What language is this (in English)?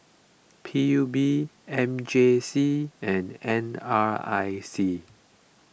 English